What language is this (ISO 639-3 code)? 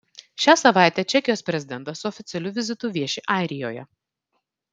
lit